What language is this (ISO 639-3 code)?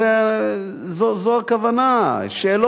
heb